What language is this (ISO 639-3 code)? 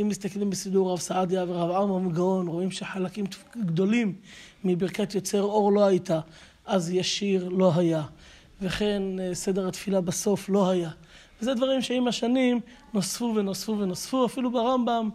heb